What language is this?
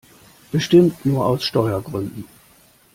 German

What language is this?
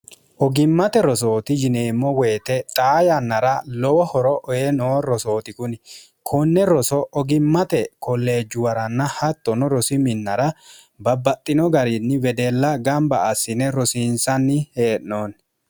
Sidamo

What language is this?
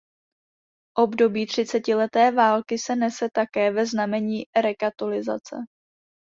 Czech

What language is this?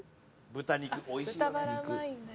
Japanese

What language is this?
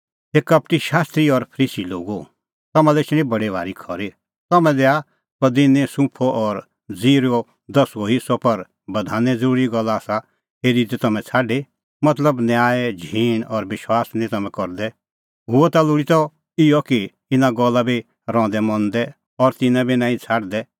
Kullu Pahari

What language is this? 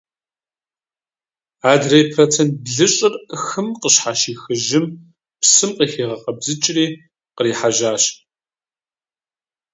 Kabardian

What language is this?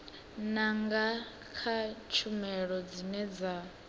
Venda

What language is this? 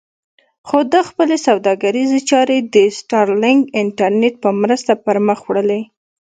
Pashto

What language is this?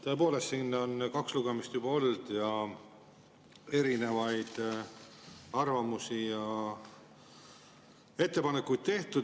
Estonian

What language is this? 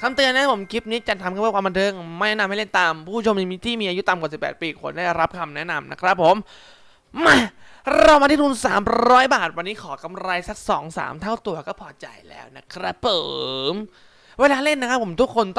Thai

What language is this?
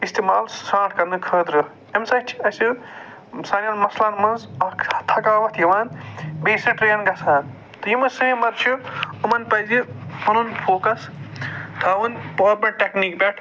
Kashmiri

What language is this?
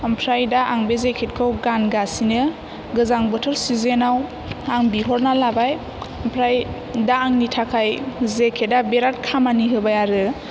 Bodo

